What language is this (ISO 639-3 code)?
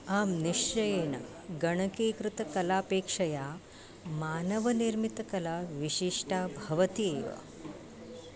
san